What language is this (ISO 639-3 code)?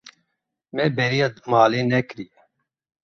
kur